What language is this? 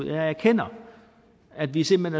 Danish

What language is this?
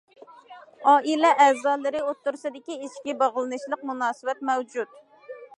Uyghur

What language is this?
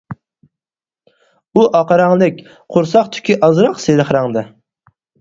Uyghur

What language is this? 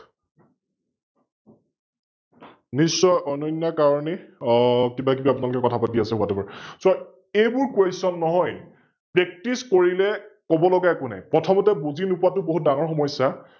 Assamese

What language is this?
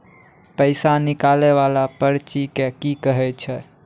Maithili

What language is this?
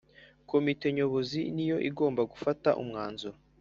Kinyarwanda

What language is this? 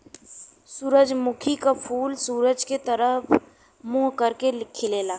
Bhojpuri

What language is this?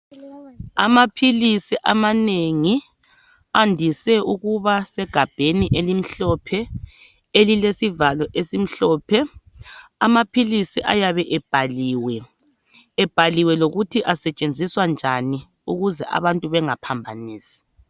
North Ndebele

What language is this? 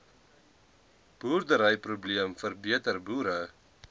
Afrikaans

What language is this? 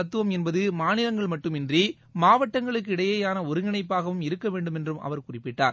Tamil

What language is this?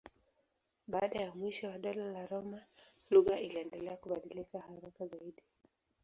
Swahili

